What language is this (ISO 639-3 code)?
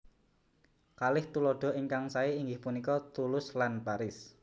jav